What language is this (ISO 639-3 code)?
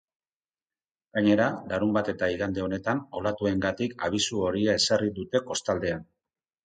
eus